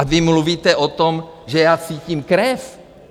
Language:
Czech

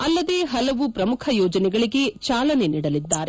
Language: Kannada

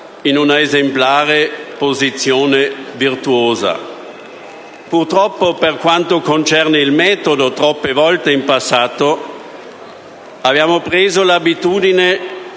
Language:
Italian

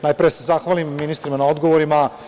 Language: Serbian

